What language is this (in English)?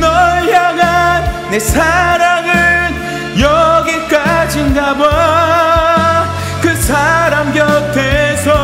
Korean